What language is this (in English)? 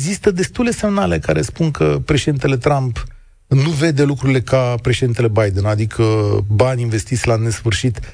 Romanian